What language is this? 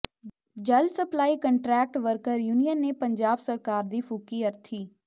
Punjabi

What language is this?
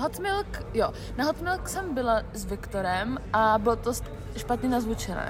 Czech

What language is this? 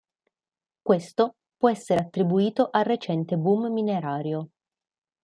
Italian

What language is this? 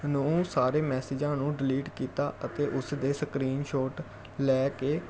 Punjabi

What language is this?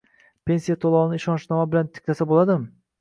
Uzbek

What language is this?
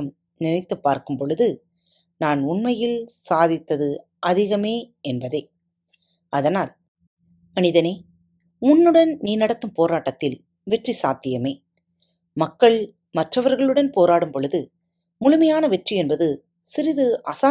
Tamil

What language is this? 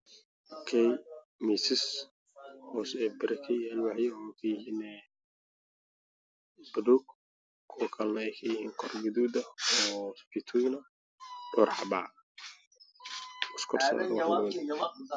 Somali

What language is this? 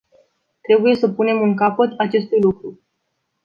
Romanian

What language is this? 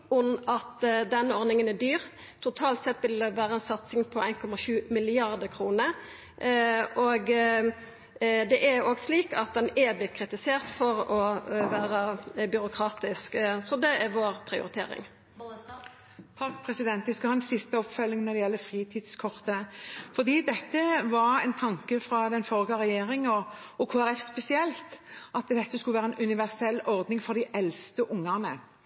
Norwegian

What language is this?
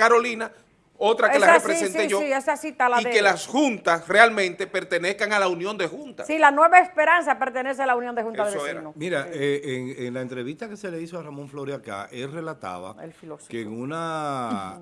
Spanish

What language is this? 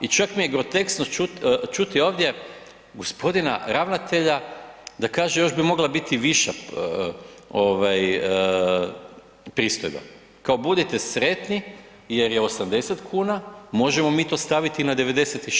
Croatian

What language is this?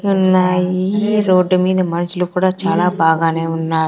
Telugu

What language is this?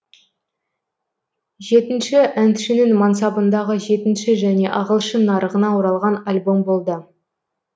Kazakh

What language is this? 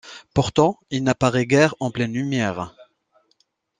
French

